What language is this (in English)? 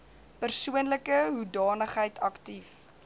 Afrikaans